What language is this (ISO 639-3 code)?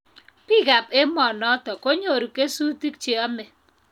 kln